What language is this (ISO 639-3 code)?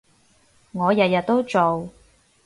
yue